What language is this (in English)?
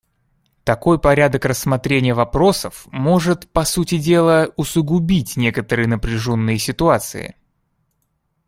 Russian